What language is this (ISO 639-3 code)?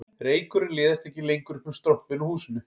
isl